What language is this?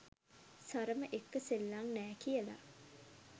Sinhala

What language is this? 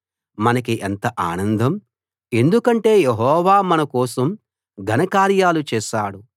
Telugu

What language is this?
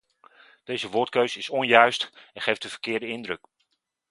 Dutch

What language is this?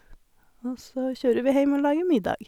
Norwegian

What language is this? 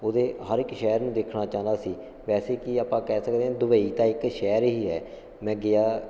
Punjabi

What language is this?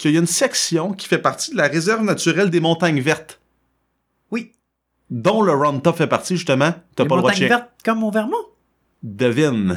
French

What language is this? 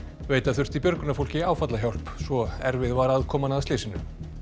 Icelandic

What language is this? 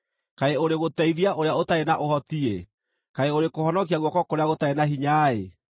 Kikuyu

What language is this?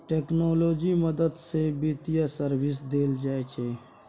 Maithili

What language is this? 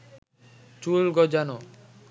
Bangla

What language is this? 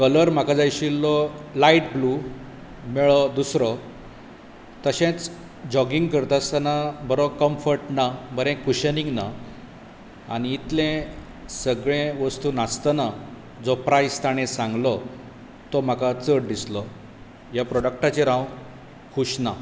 Konkani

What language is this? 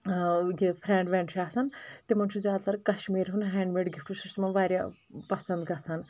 Kashmiri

